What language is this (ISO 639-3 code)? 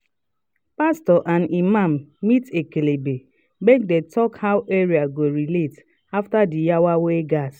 pcm